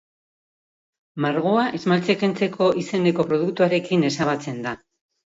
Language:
Basque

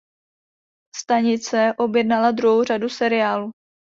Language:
Czech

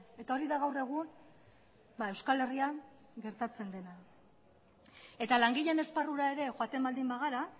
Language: Basque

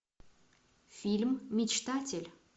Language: Russian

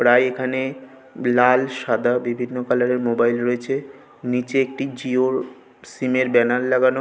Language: Bangla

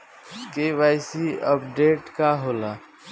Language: Bhojpuri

